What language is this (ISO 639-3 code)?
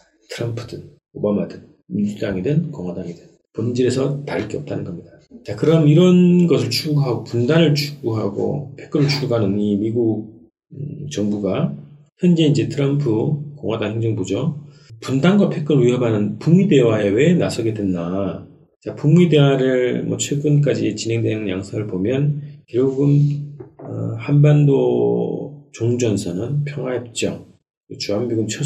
kor